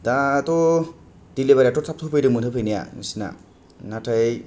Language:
Bodo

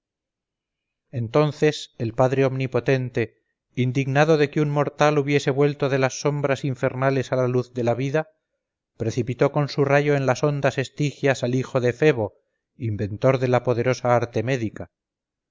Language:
Spanish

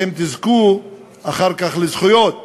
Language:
Hebrew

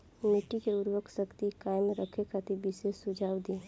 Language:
Bhojpuri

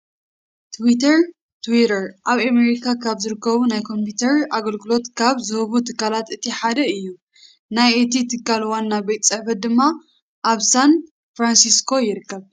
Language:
Tigrinya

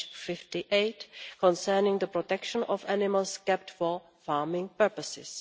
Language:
English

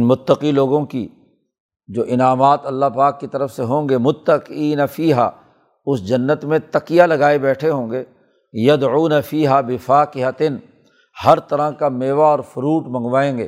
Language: Urdu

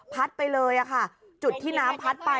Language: Thai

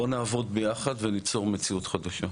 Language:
Hebrew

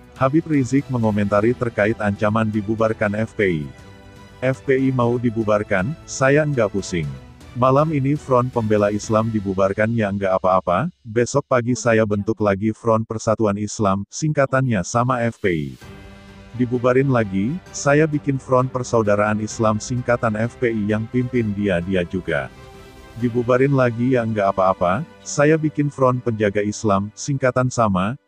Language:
Indonesian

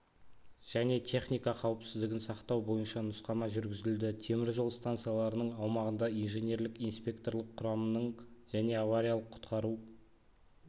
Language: Kazakh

